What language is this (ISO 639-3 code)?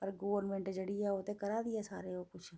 doi